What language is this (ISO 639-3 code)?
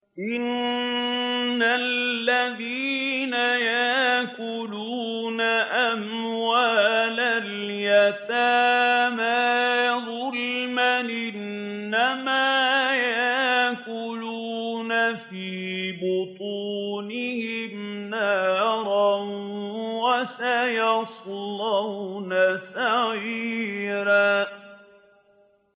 ara